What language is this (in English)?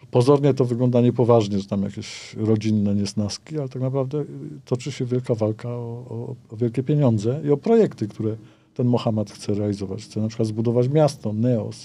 Polish